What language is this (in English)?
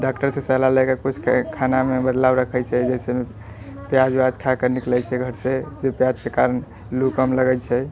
Maithili